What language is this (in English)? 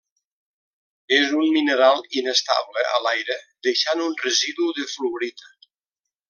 Catalan